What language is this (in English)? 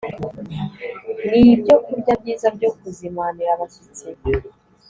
Kinyarwanda